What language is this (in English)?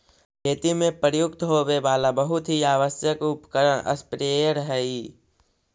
Magahi